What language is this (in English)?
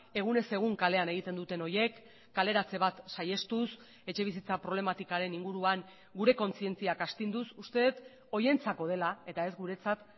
Basque